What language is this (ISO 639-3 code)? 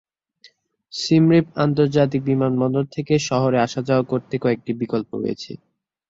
ben